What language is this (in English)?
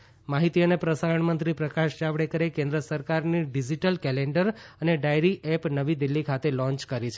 Gujarati